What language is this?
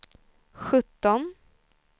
Swedish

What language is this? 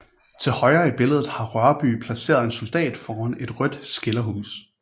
Danish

